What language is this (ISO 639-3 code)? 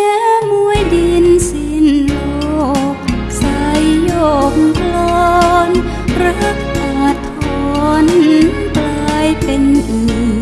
tha